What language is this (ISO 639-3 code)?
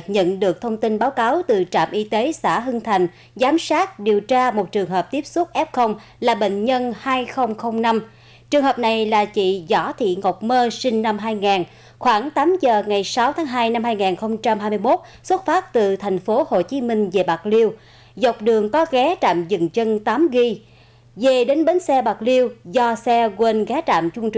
vie